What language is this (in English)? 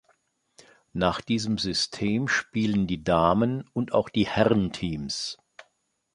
German